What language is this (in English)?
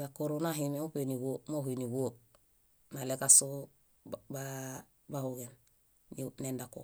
Bayot